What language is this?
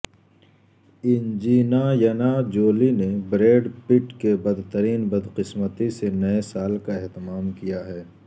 Urdu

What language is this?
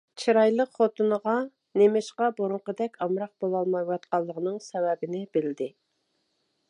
Uyghur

